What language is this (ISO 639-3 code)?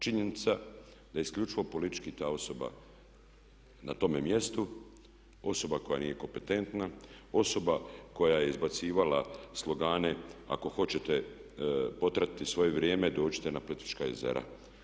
hrv